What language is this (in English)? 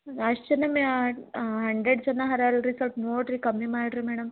Kannada